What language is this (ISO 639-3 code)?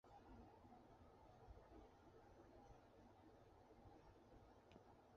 zho